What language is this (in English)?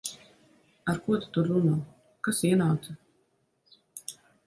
Latvian